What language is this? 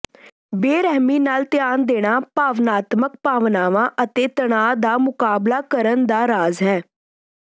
Punjabi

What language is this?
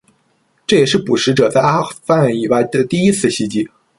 Chinese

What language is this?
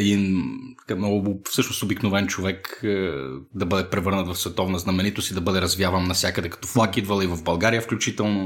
Bulgarian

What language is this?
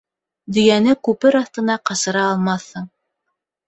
Bashkir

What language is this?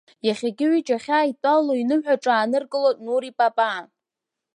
Abkhazian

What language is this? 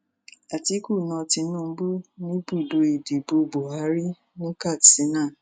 Yoruba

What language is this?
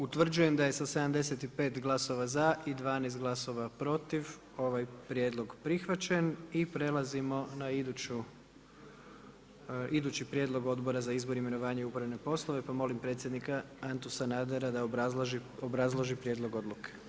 Croatian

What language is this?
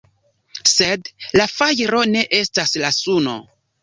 Esperanto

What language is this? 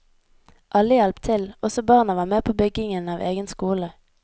Norwegian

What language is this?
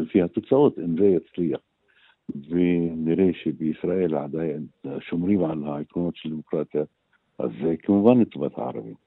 Hebrew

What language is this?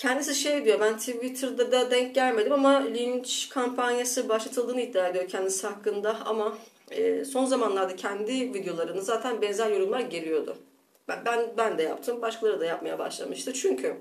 Turkish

